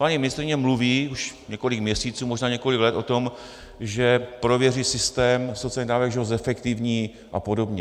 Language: Czech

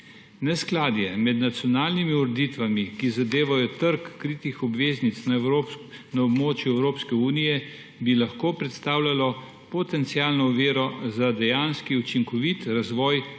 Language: Slovenian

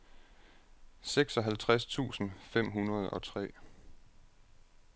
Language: Danish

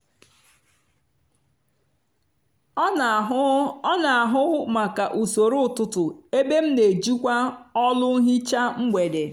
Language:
Igbo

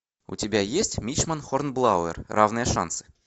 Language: Russian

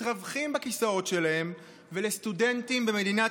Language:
Hebrew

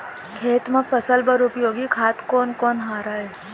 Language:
Chhattisgarhi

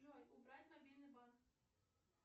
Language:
Russian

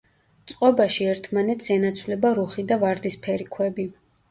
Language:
Georgian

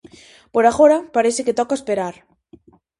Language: Galician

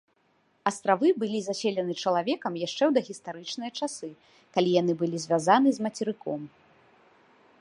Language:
Belarusian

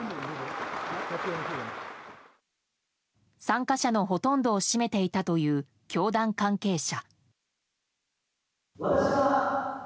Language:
Japanese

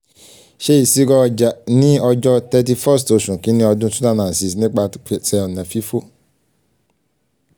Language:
Yoruba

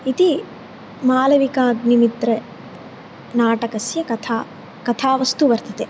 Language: Sanskrit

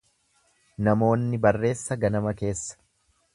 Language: Oromo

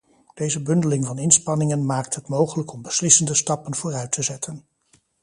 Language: Dutch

